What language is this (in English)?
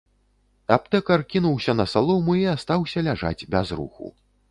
Belarusian